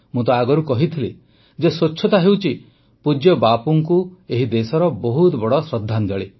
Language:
Odia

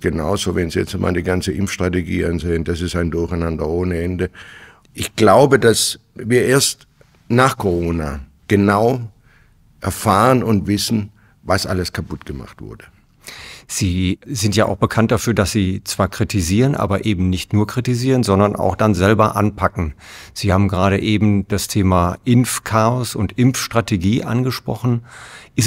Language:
German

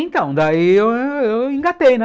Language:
Portuguese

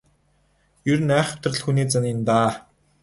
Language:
Mongolian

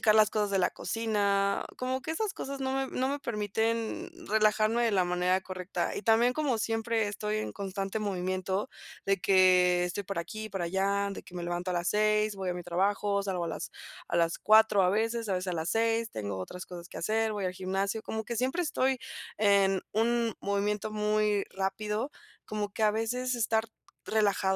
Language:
Spanish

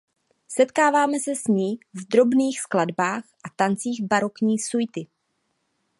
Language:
Czech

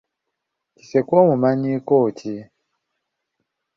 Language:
Ganda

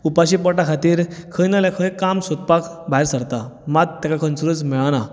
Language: Konkani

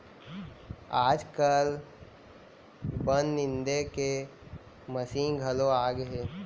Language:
Chhattisgarhi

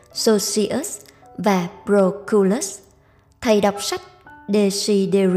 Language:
Vietnamese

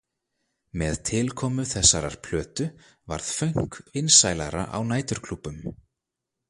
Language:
Icelandic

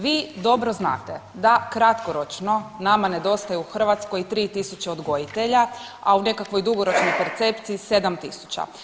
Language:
Croatian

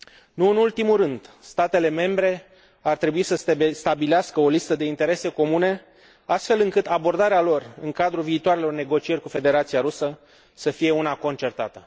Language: Romanian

